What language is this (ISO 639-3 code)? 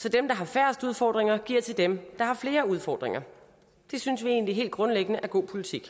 dan